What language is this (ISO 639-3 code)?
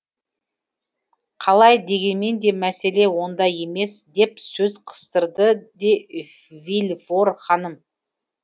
kaz